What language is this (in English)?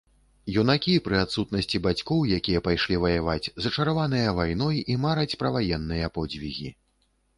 Belarusian